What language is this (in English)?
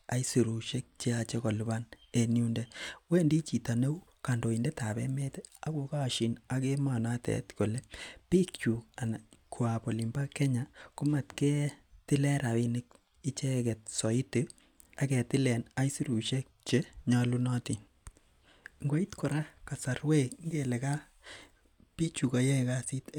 Kalenjin